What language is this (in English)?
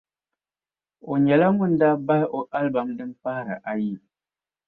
Dagbani